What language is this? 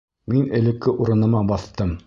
Bashkir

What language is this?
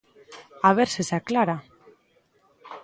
Galician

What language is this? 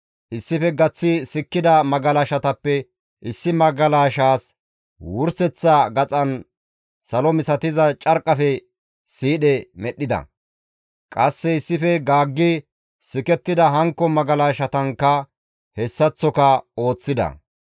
Gamo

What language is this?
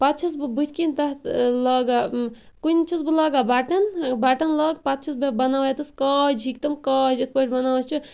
Kashmiri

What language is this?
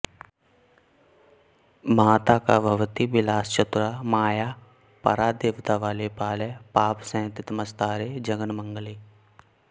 Sanskrit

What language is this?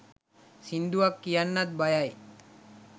Sinhala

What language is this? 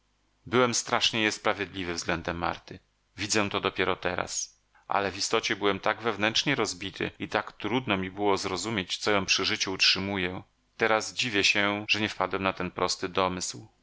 Polish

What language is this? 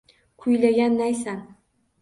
Uzbek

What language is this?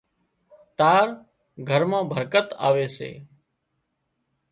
Wadiyara Koli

